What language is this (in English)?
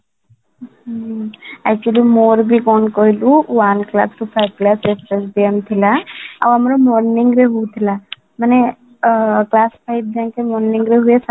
Odia